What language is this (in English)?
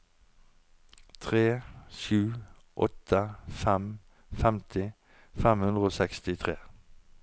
Norwegian